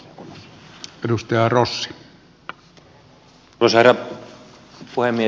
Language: Finnish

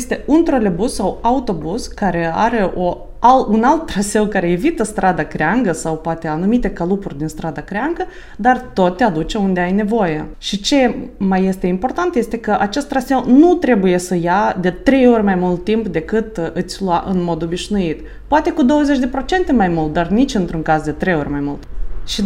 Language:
Romanian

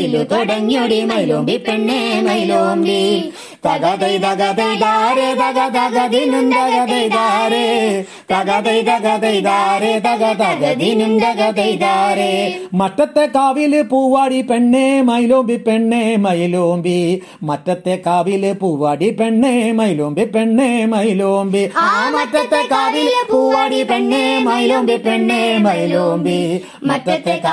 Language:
Malayalam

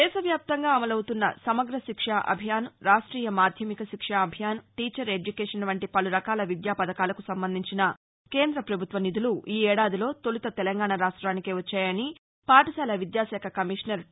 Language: Telugu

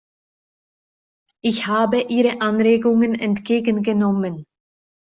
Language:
German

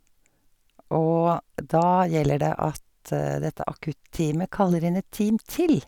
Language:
Norwegian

